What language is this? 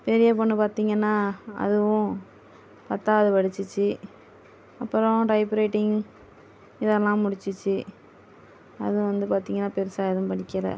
Tamil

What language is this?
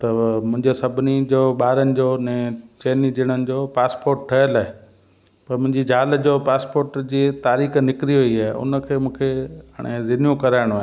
Sindhi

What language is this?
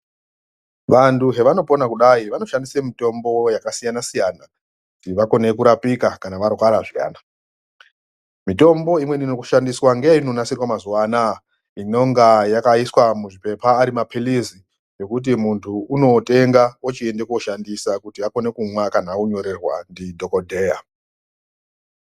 Ndau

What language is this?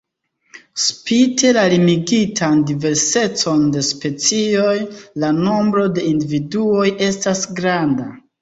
Esperanto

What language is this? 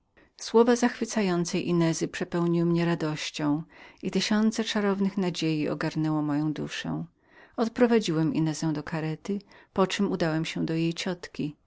Polish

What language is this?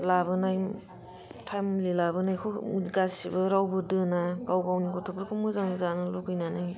Bodo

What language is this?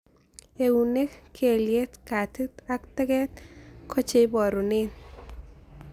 Kalenjin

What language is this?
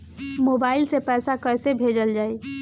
Bhojpuri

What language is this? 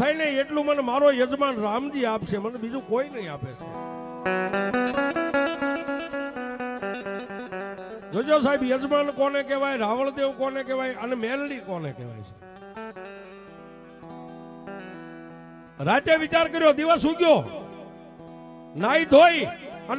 Arabic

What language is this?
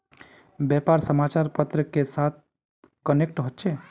Magahi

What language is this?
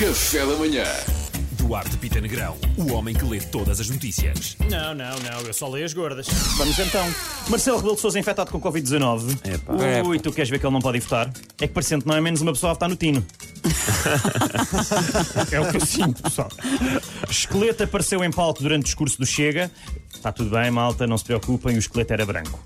Portuguese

